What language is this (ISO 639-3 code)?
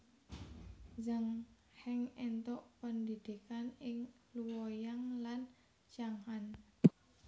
jav